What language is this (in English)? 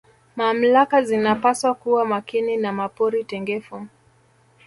Swahili